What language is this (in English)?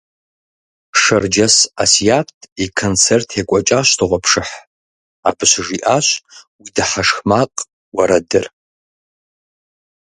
Kabardian